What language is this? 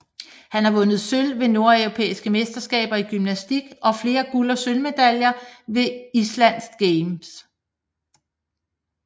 Danish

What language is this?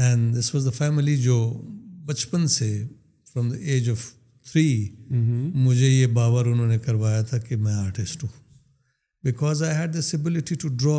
Urdu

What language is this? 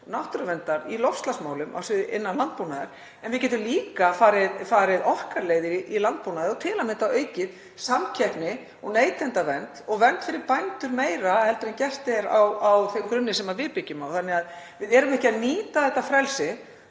Icelandic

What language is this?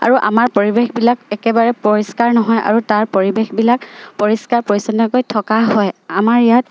Assamese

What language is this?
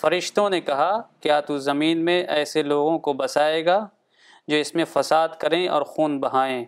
Urdu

